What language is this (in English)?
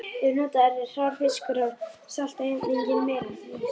Icelandic